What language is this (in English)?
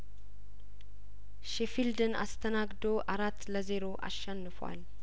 Amharic